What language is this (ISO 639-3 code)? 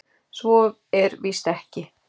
isl